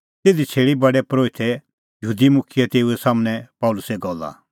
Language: Kullu Pahari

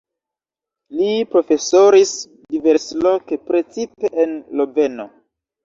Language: Esperanto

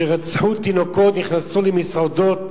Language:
Hebrew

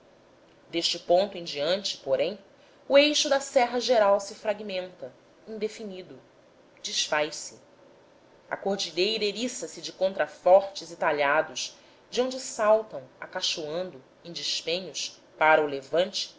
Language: Portuguese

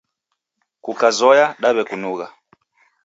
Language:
Taita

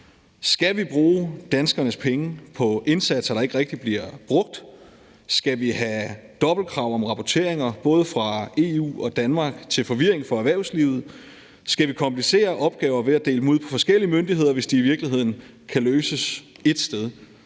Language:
Danish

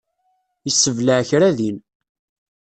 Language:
Kabyle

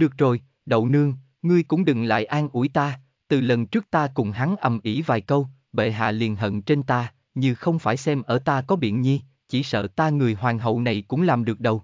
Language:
Vietnamese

